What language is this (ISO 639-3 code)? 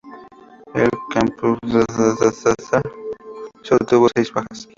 spa